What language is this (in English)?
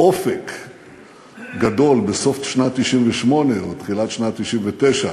Hebrew